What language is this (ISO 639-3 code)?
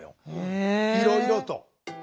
jpn